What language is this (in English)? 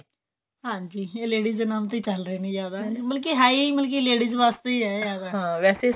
Punjabi